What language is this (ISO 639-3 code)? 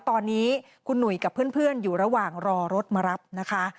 tha